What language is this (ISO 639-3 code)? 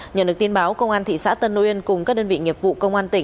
vie